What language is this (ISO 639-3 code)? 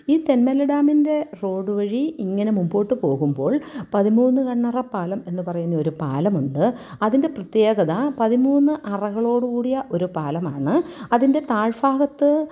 mal